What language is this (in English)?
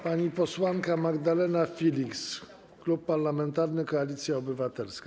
Polish